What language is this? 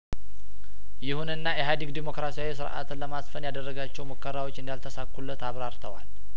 Amharic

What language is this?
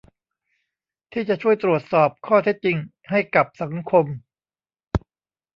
Thai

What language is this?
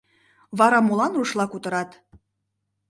Mari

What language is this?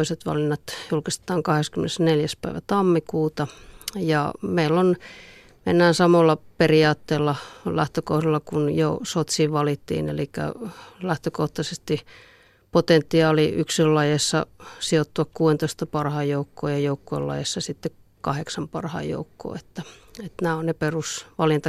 Finnish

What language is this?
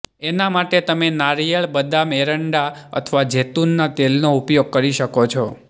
Gujarati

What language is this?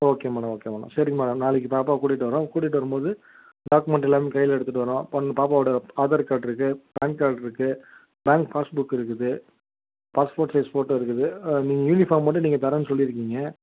Tamil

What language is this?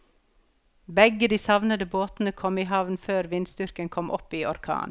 Norwegian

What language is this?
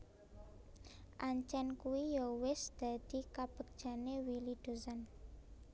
Javanese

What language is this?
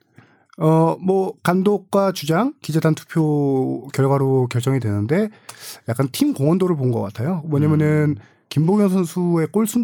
Korean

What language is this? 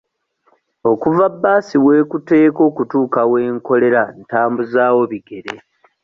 Ganda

